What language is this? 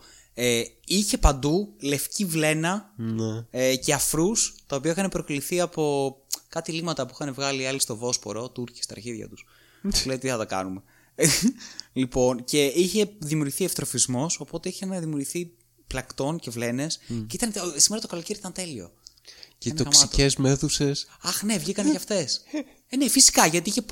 Greek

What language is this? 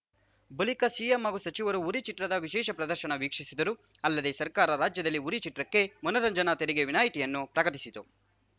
Kannada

